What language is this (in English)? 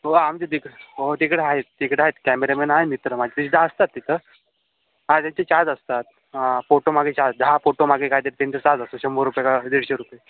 Marathi